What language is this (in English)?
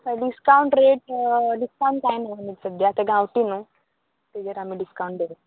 Konkani